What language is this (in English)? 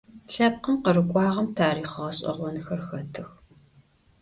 Adyghe